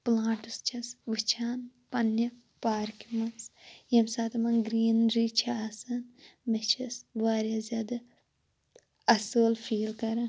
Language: Kashmiri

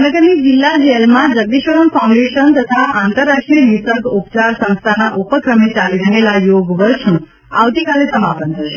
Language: Gujarati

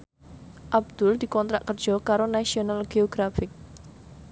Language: Javanese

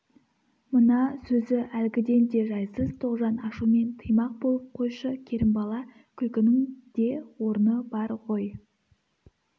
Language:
Kazakh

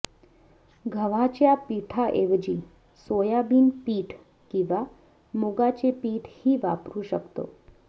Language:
Marathi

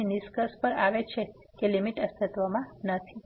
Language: Gujarati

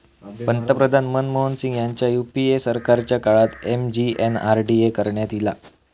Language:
Marathi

